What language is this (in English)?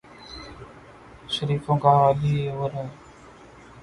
Urdu